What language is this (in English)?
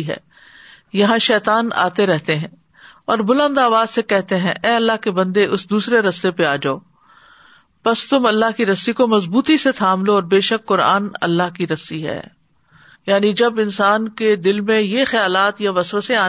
Urdu